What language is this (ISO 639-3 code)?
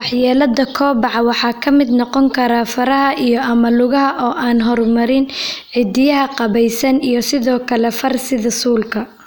som